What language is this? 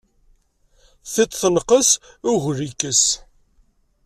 Kabyle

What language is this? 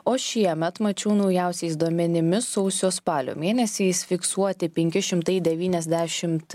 Lithuanian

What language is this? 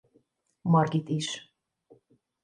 Hungarian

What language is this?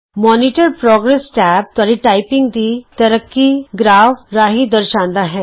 Punjabi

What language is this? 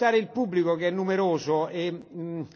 German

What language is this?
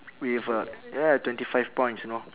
English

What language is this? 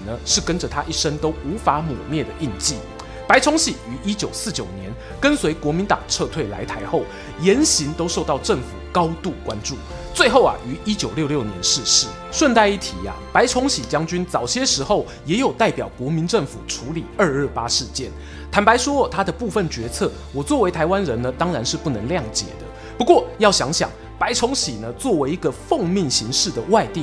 Chinese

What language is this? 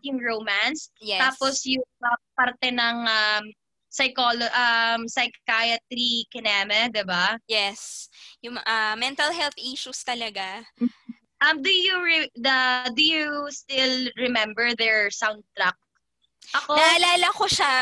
Filipino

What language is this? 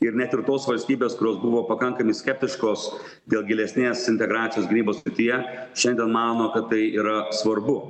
Lithuanian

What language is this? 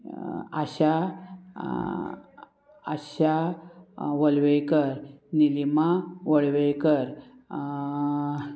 Konkani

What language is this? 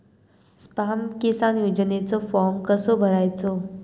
Marathi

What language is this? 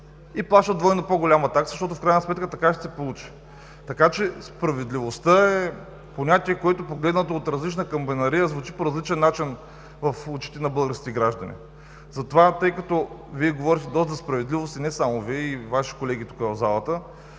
Bulgarian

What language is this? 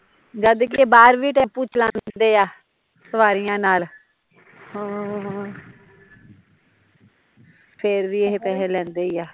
Punjabi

